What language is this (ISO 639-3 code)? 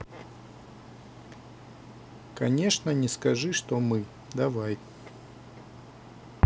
rus